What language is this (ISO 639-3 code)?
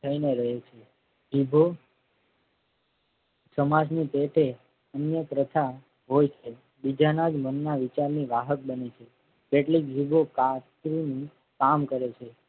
guj